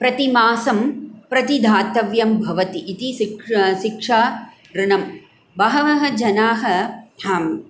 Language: Sanskrit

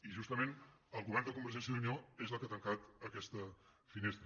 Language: Catalan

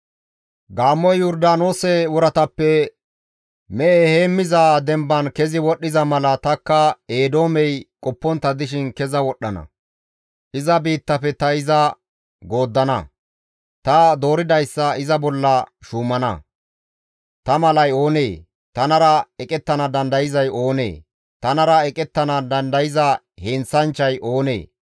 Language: Gamo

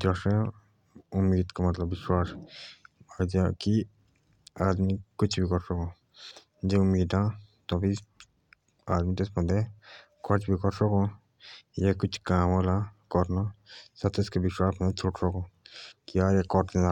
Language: Jaunsari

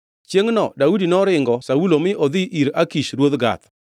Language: Luo (Kenya and Tanzania)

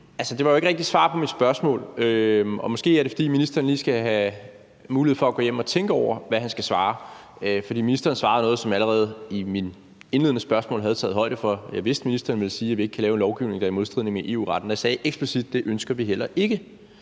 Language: Danish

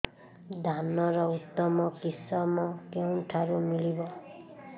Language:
Odia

